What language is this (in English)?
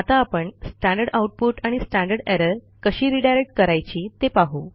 Marathi